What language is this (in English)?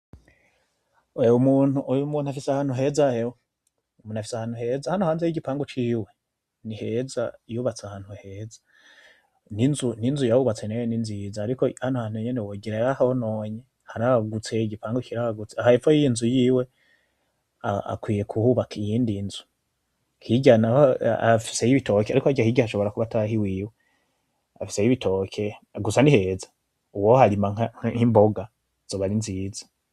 Rundi